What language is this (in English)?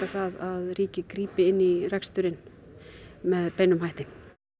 Icelandic